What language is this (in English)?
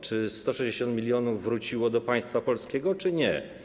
Polish